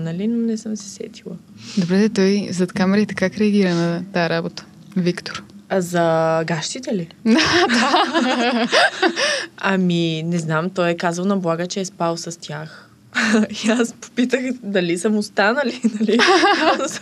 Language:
Bulgarian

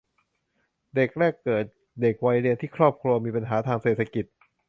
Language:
Thai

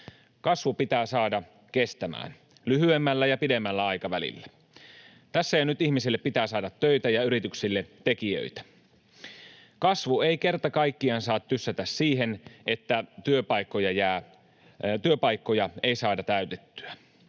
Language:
Finnish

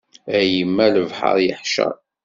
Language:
Kabyle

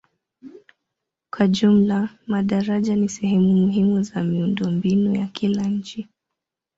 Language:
Swahili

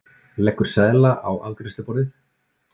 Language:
Icelandic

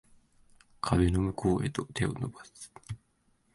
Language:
Japanese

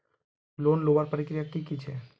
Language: Magahi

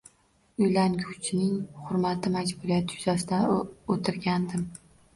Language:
Uzbek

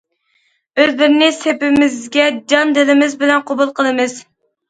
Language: Uyghur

